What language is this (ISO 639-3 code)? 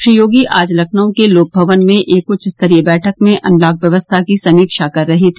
hin